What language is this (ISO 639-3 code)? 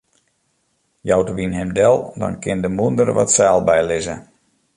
fry